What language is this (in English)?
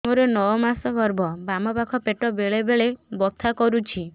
Odia